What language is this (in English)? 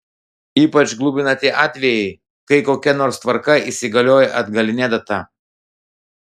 Lithuanian